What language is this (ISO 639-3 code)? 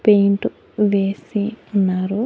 tel